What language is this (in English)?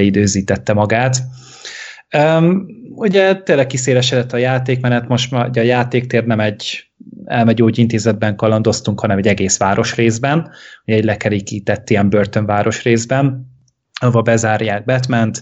Hungarian